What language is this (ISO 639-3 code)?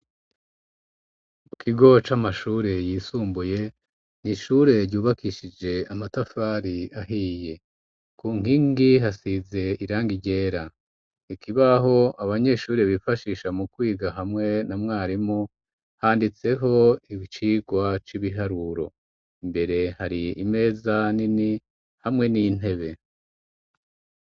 run